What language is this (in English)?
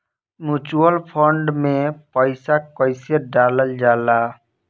Bhojpuri